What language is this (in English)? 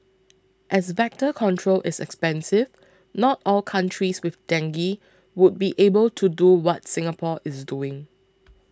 English